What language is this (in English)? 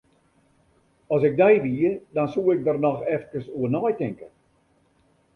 Western Frisian